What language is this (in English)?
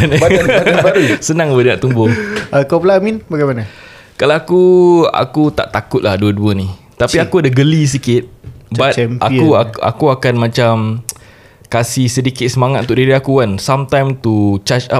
Malay